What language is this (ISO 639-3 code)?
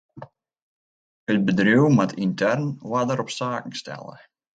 fry